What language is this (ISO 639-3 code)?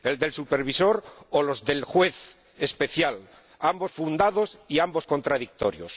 spa